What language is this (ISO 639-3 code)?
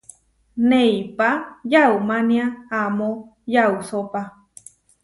var